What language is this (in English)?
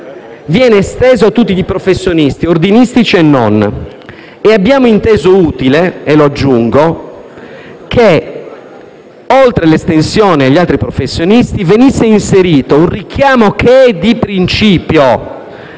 Italian